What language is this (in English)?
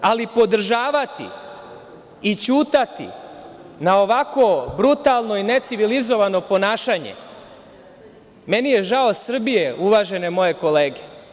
Serbian